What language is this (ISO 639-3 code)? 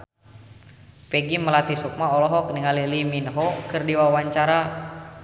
sun